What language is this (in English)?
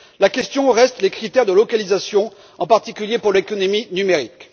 French